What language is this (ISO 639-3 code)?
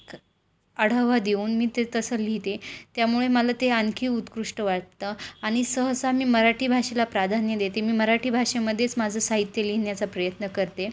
mar